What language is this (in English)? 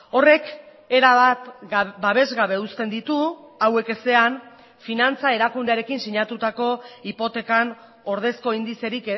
Basque